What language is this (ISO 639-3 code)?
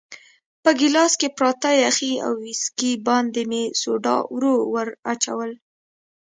pus